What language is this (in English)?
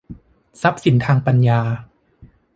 Thai